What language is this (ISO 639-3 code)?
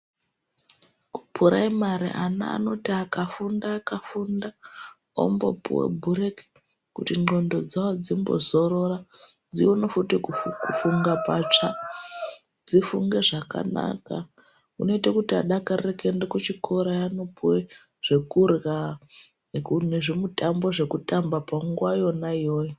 ndc